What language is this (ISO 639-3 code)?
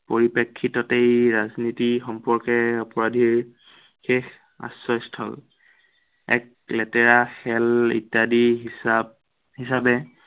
asm